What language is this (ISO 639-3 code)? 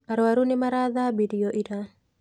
kik